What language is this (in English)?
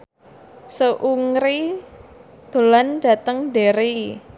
Javanese